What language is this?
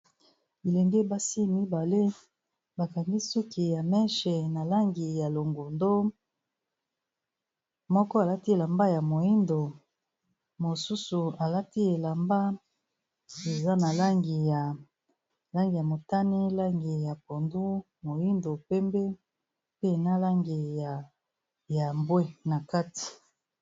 Lingala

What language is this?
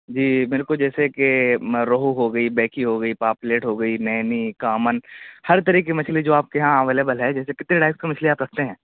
Urdu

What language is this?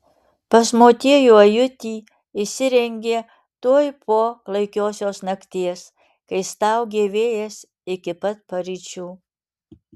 Lithuanian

